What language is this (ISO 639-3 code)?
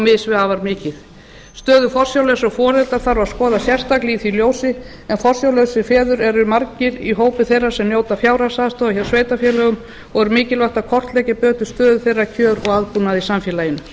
isl